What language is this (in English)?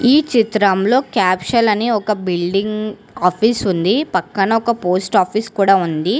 Telugu